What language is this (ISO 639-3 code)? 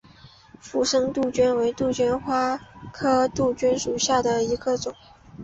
zho